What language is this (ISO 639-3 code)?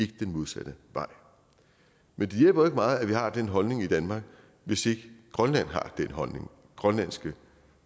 dan